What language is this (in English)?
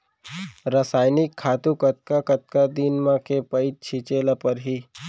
Chhattisgarhi